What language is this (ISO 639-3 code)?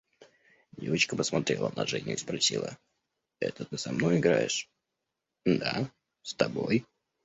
rus